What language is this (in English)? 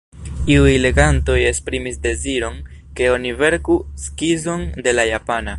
Esperanto